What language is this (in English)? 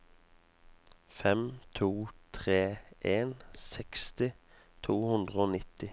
Norwegian